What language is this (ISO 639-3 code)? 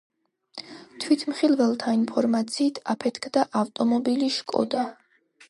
kat